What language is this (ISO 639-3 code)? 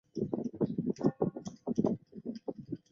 zho